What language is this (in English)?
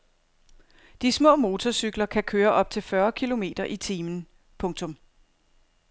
Danish